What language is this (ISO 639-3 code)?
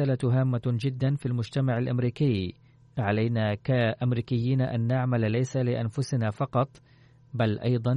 ara